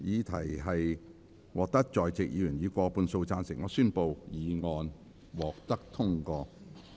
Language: Cantonese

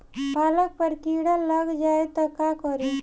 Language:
Bhojpuri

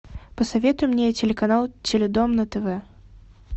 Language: Russian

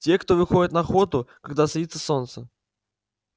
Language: Russian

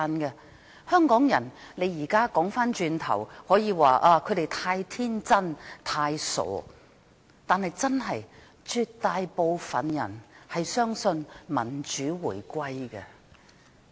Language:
Cantonese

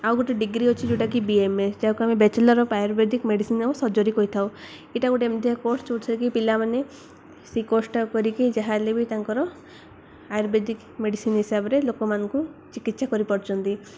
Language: Odia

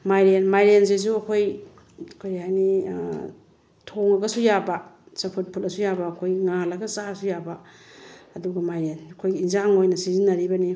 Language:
Manipuri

